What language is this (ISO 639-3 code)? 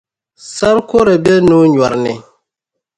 dag